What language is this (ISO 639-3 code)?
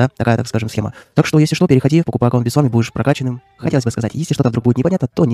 rus